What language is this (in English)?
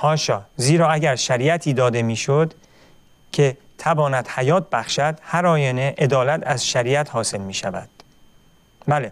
Persian